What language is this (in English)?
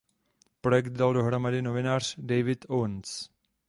Czech